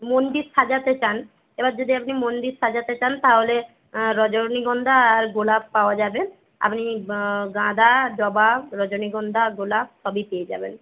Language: Bangla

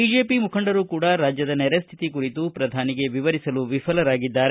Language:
Kannada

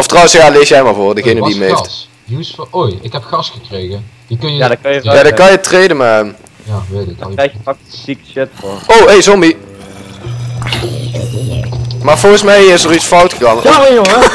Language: Dutch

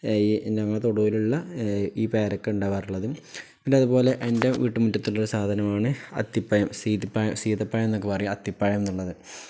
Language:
Malayalam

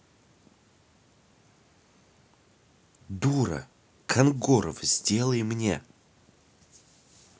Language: Russian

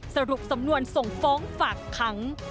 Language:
Thai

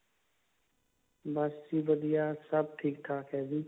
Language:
Punjabi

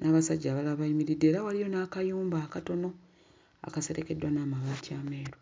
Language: Ganda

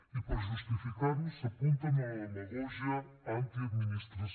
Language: Catalan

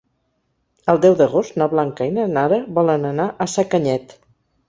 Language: Catalan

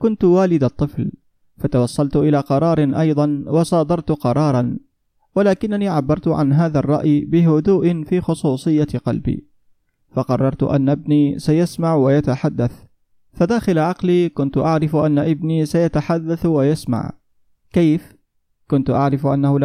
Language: Arabic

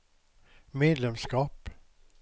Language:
Swedish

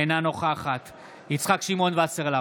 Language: Hebrew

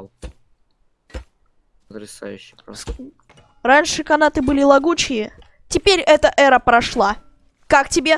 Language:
Russian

